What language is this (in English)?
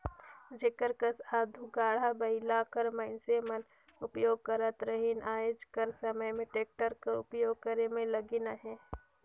Chhattisgarhi